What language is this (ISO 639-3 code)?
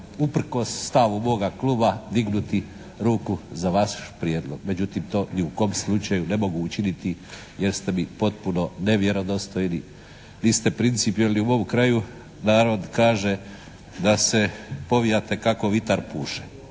hrv